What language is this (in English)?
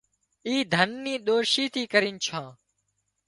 Wadiyara Koli